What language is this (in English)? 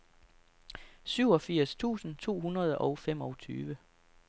Danish